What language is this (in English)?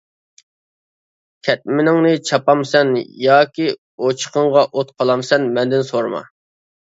Uyghur